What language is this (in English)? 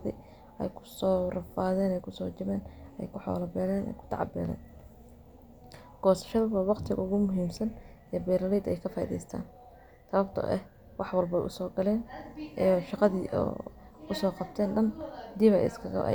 Somali